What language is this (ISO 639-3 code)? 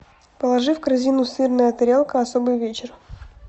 rus